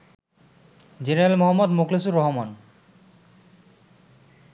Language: Bangla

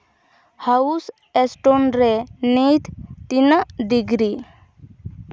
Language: Santali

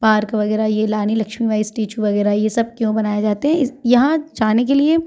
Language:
Hindi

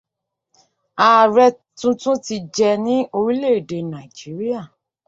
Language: Yoruba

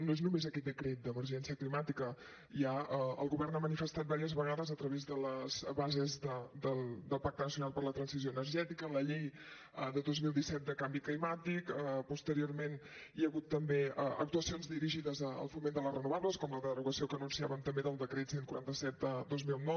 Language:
Catalan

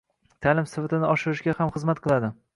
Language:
Uzbek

